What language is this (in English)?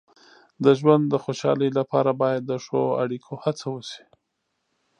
Pashto